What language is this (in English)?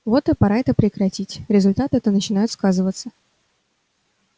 Russian